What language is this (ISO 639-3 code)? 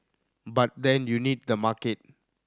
eng